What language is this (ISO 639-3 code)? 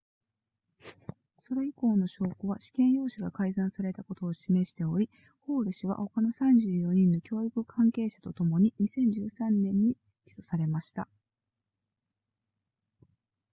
jpn